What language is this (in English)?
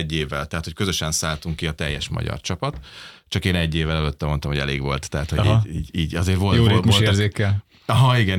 Hungarian